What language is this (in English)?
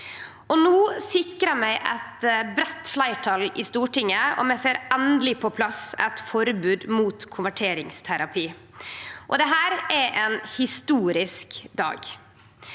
Norwegian